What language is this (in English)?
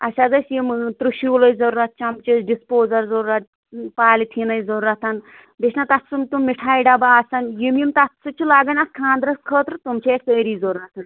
Kashmiri